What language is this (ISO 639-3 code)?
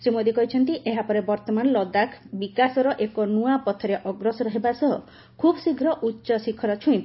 ori